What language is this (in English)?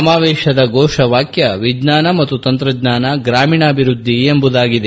Kannada